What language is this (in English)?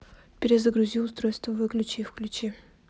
Russian